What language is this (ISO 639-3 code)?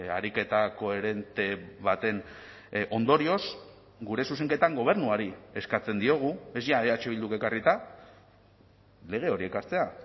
eus